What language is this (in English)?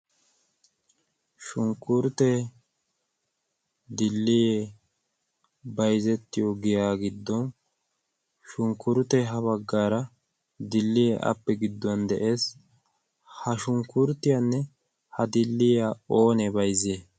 Wolaytta